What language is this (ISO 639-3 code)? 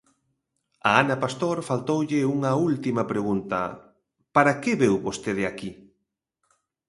glg